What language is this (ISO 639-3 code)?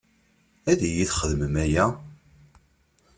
kab